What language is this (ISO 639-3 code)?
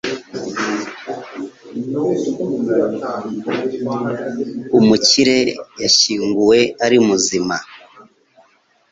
kin